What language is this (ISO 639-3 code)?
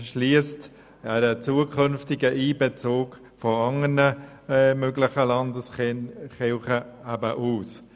gsw